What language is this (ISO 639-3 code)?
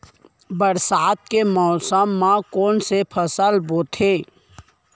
hne